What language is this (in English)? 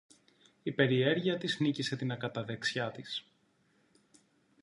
Greek